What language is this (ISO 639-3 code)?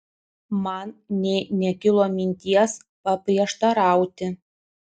lit